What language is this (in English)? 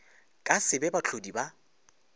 Northern Sotho